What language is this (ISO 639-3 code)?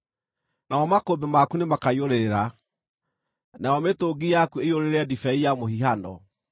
kik